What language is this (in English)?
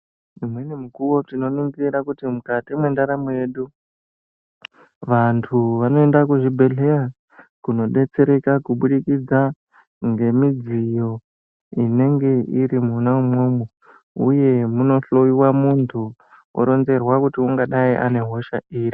Ndau